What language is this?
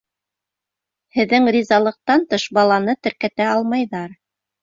Bashkir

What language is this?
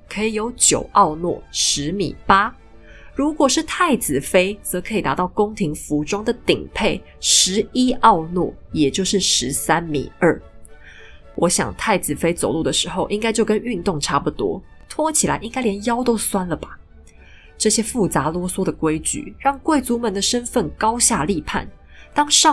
Chinese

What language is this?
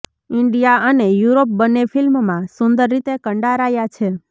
Gujarati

